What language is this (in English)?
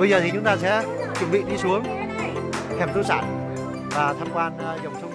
Vietnamese